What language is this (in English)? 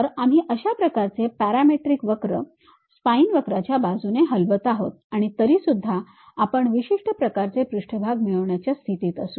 Marathi